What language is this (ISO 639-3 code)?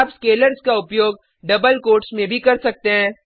hin